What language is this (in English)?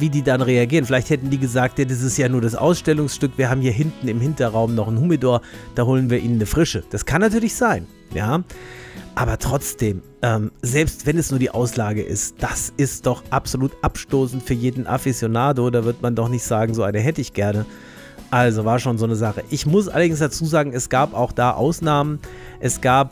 German